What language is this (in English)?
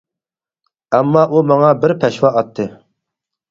Uyghur